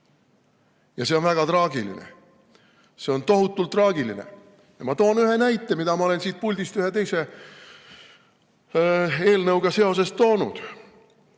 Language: Estonian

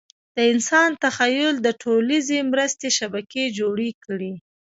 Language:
Pashto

